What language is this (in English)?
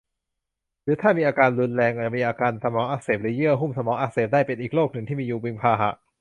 Thai